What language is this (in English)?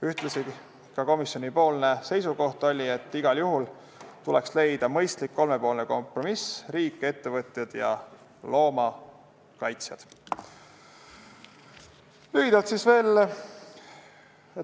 Estonian